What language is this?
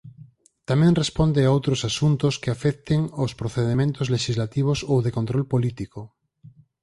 Galician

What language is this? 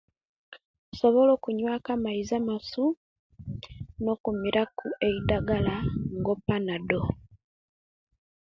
Kenyi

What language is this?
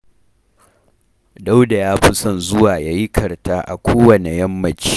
Hausa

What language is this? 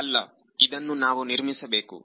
Kannada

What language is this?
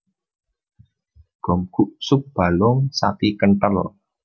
Javanese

